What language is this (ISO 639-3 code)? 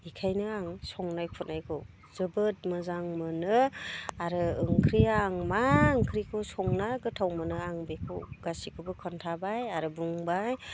brx